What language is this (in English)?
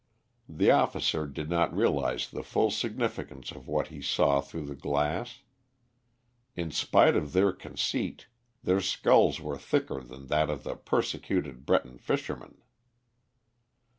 English